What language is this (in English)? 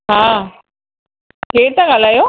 Sindhi